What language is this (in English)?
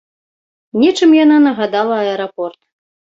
Belarusian